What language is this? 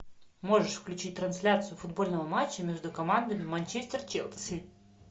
Russian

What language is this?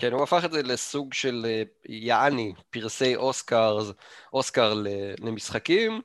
Hebrew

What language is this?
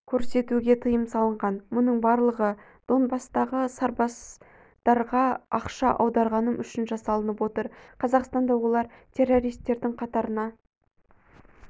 Kazakh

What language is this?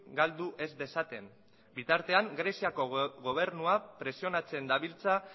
Basque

